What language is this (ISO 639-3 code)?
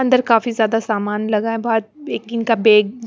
hin